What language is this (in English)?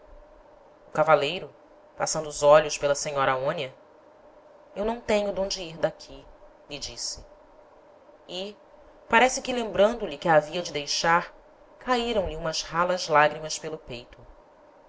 Portuguese